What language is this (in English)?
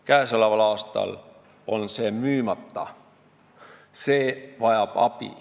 Estonian